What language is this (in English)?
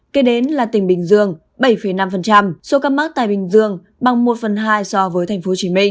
Vietnamese